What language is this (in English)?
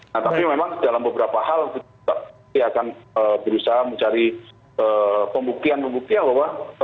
Indonesian